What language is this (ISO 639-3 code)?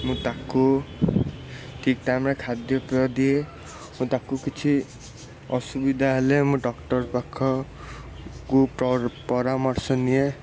ori